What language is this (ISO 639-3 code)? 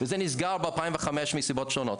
heb